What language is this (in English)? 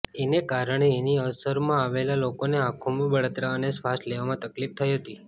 Gujarati